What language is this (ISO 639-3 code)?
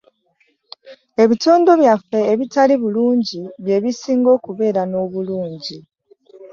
lug